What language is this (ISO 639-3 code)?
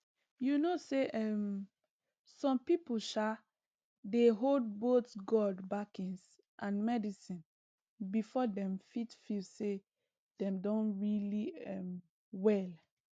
pcm